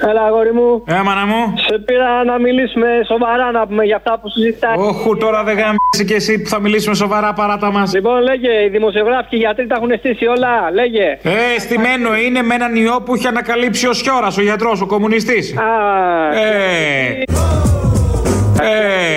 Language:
Greek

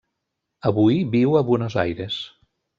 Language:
Catalan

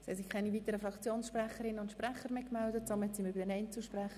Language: Swiss German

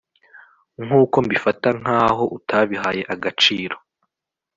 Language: Kinyarwanda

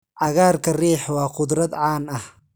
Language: Somali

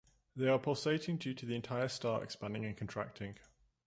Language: English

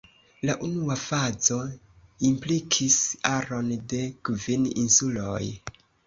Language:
Esperanto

